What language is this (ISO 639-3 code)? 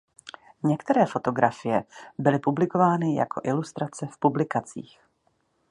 ces